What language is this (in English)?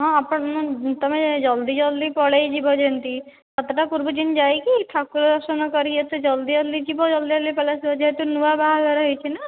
Odia